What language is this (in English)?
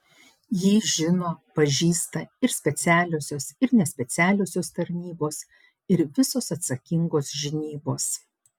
Lithuanian